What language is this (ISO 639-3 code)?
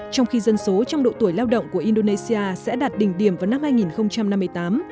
vie